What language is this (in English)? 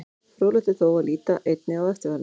Icelandic